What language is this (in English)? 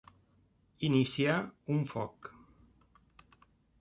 Catalan